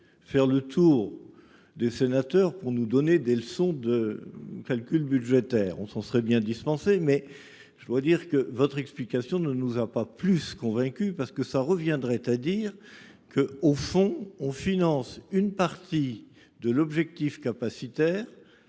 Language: French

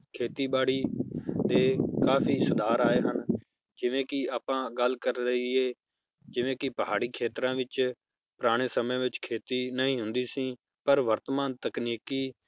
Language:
Punjabi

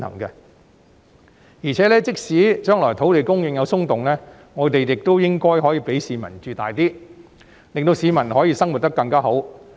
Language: Cantonese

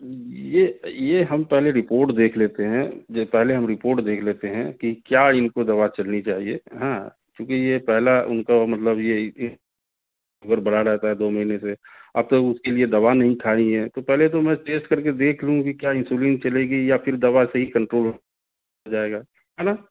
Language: Urdu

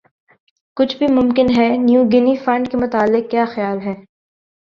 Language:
Urdu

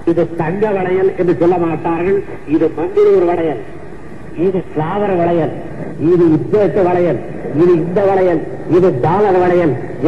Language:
Tamil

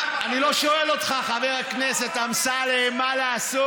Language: Hebrew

